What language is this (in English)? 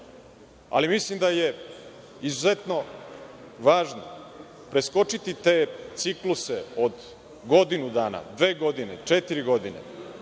Serbian